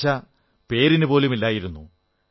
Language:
Malayalam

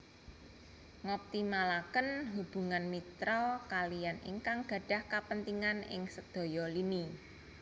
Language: Javanese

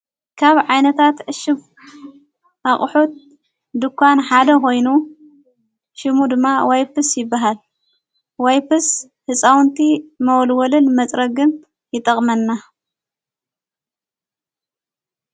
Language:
Tigrinya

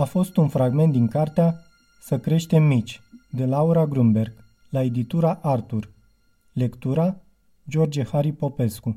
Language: Romanian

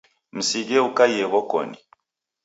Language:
Taita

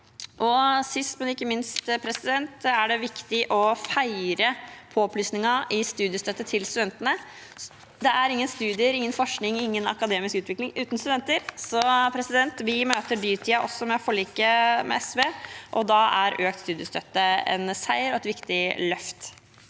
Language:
Norwegian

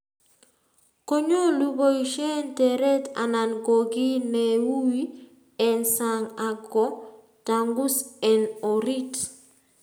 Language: Kalenjin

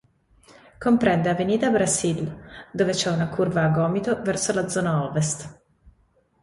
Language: Italian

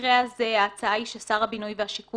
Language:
Hebrew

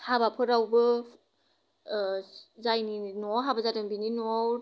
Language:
Bodo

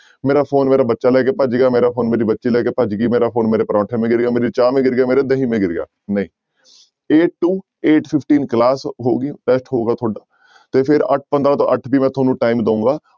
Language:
Punjabi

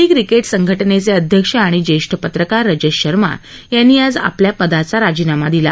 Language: Marathi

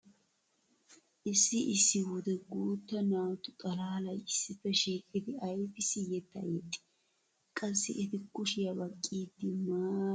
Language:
Wolaytta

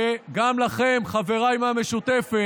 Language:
Hebrew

